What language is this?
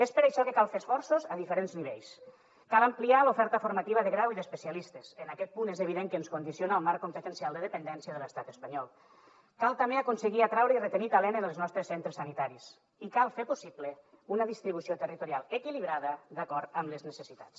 Catalan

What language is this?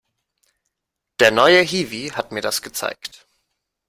German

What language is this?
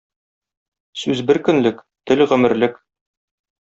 Tatar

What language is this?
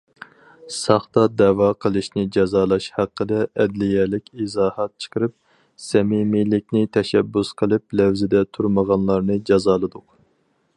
Uyghur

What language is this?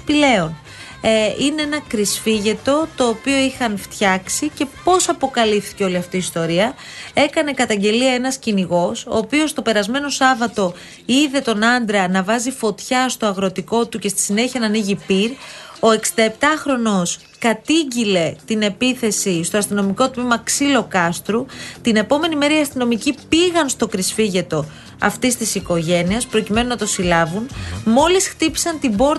Greek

